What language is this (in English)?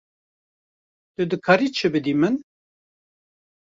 Kurdish